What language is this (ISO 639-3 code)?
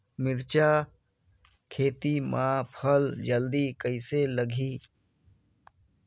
hne